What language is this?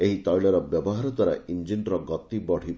Odia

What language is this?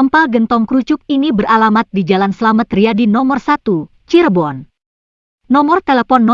Indonesian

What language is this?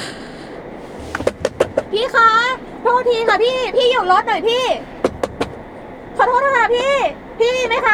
Thai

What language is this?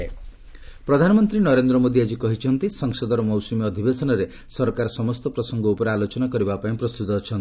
Odia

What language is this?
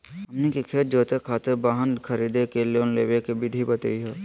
Magahi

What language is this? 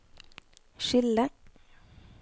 Norwegian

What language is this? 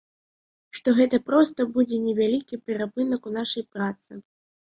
Belarusian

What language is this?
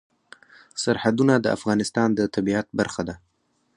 Pashto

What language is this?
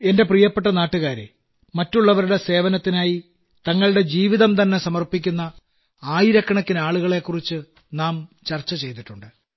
Malayalam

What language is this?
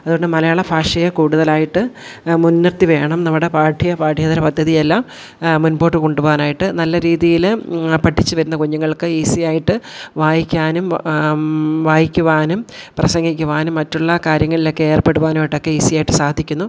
Malayalam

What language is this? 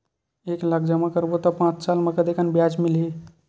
Chhattisgarhi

